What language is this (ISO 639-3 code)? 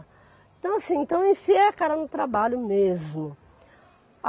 por